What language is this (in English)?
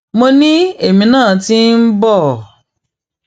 Yoruba